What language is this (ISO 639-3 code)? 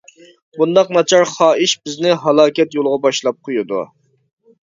uig